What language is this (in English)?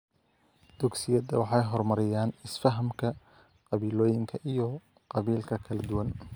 Somali